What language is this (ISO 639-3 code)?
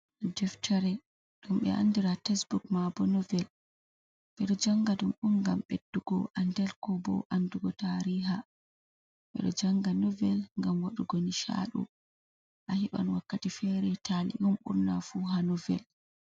ful